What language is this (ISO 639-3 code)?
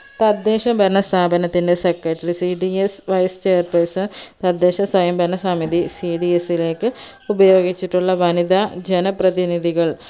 mal